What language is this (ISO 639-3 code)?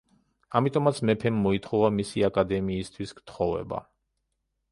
kat